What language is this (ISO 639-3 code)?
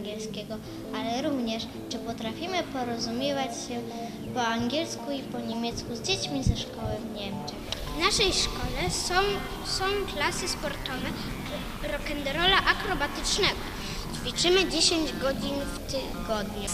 pol